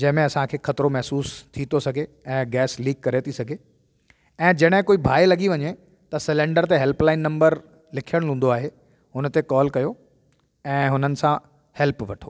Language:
Sindhi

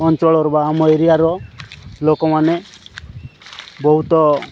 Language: Odia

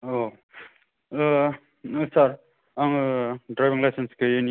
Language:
Bodo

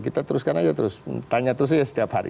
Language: Indonesian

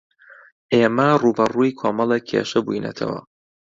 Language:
Central Kurdish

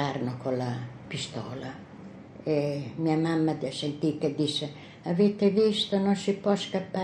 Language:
Italian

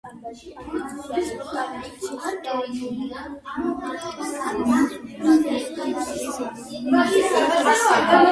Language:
Georgian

